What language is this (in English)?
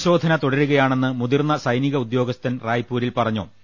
Malayalam